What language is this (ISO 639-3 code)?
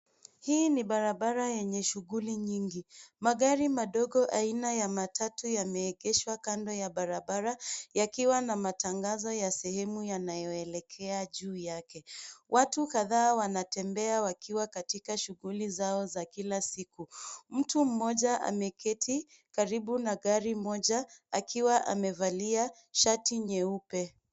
swa